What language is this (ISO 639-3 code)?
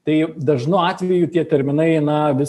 lit